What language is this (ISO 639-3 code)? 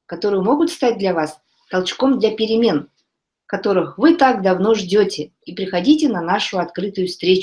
rus